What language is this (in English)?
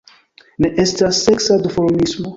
Esperanto